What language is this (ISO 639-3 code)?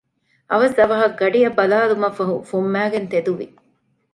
div